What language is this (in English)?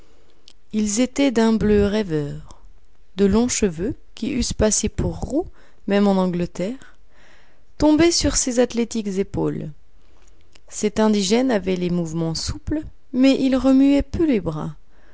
French